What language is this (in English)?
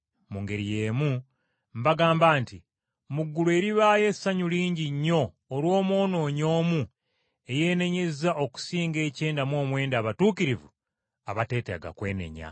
Ganda